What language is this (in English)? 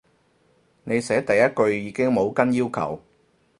Cantonese